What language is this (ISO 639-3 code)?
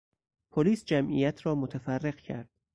fas